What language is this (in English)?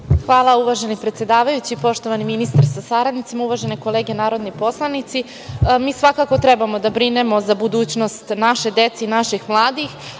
Serbian